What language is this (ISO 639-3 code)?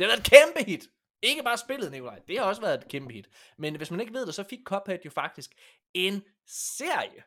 dan